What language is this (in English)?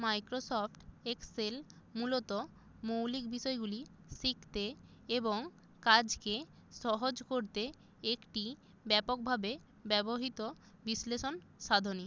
Bangla